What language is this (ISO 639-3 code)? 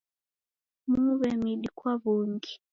dav